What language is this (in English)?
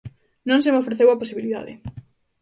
Galician